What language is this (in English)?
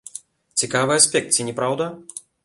Belarusian